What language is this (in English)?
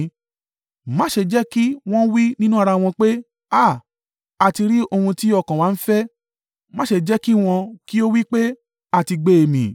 Yoruba